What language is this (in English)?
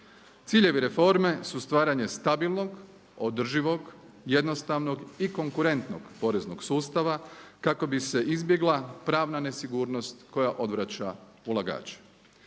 Croatian